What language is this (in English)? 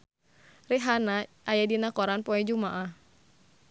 Sundanese